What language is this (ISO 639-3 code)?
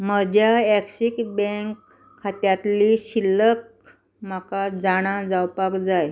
kok